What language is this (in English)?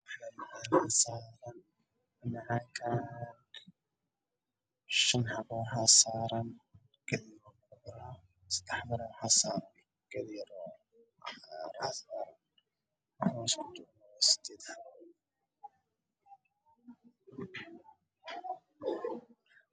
Somali